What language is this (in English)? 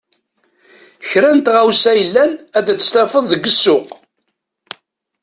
Kabyle